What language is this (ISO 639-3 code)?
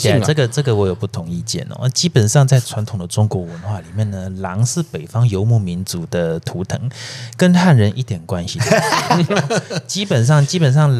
zho